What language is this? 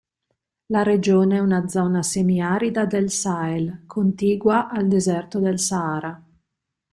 Italian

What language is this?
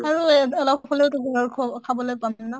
Assamese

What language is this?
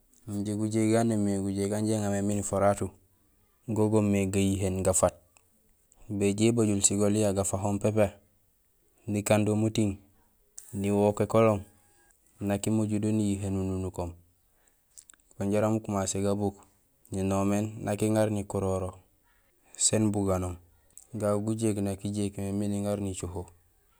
Gusilay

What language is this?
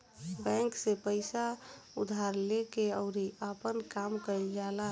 Bhojpuri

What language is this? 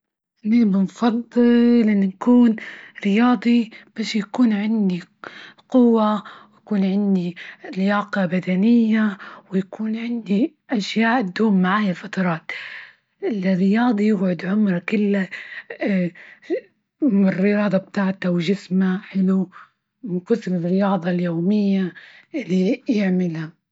Libyan Arabic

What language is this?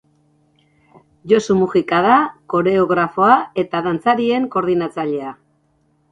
Basque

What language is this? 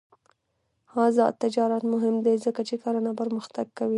Pashto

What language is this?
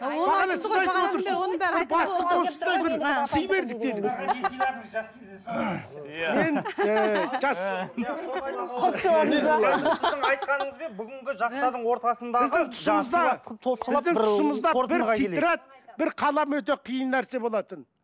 Kazakh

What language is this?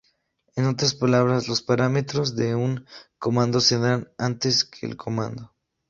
Spanish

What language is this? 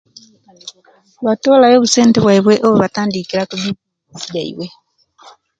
Kenyi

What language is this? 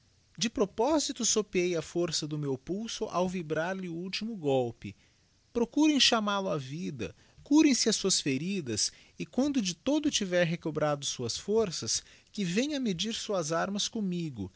Portuguese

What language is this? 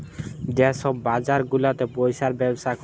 Bangla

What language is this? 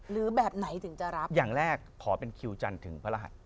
Thai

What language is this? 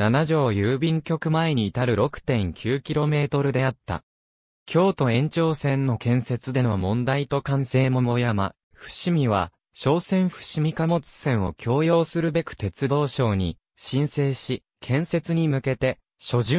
Japanese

